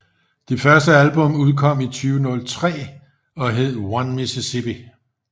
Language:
Danish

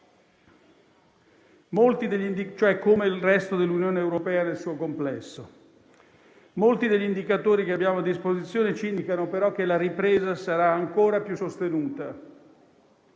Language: Italian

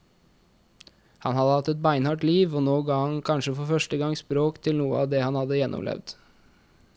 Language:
Norwegian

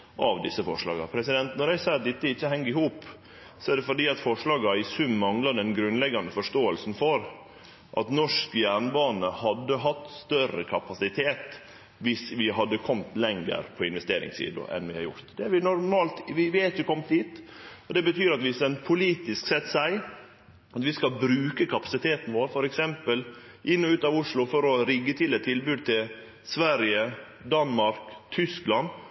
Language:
Norwegian Nynorsk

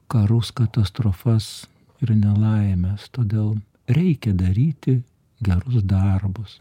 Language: Lithuanian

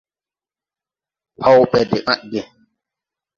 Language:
Tupuri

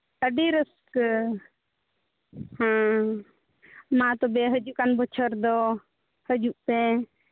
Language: Santali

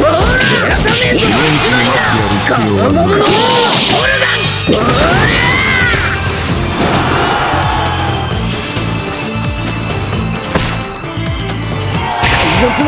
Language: Japanese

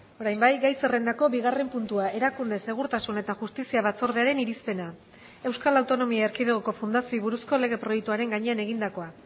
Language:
Basque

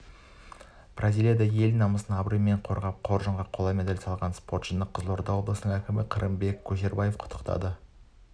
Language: Kazakh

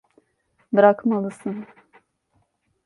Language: Turkish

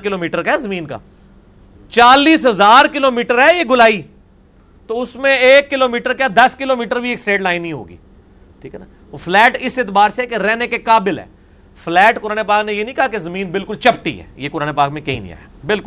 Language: Urdu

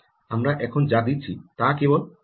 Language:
Bangla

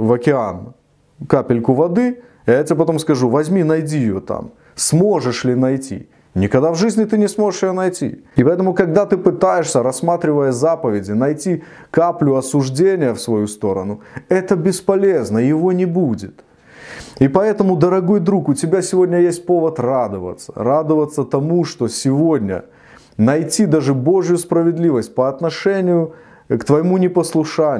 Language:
Russian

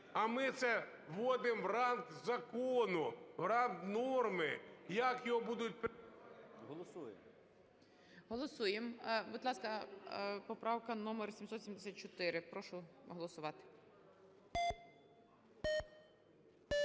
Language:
Ukrainian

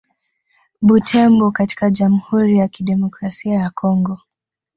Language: Swahili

